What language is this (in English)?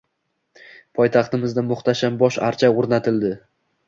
Uzbek